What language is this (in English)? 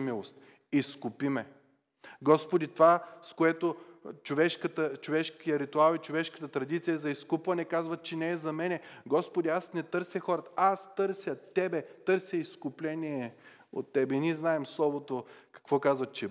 Bulgarian